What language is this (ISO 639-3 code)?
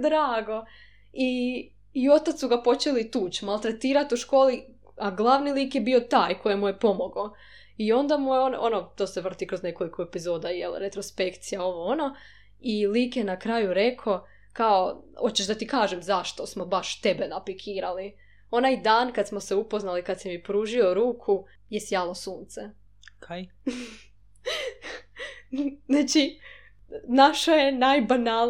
hrv